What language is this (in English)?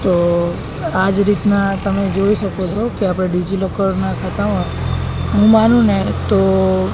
Gujarati